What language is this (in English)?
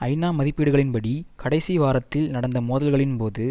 Tamil